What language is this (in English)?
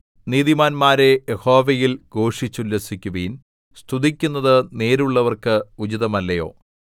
Malayalam